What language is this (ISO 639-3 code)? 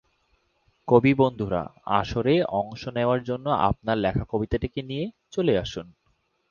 ben